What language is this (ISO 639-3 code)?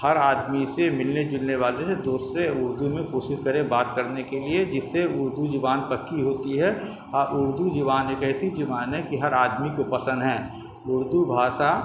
urd